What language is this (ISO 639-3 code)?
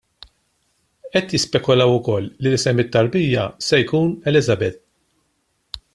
mlt